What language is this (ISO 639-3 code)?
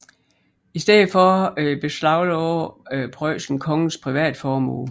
dan